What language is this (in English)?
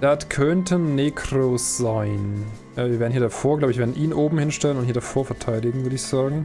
German